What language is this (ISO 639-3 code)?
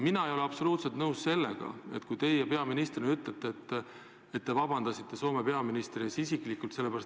est